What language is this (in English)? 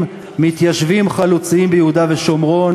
Hebrew